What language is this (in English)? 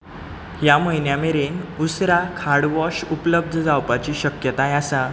Konkani